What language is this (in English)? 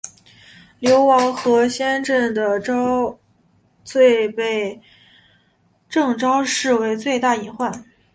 Chinese